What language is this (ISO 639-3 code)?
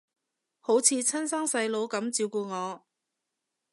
yue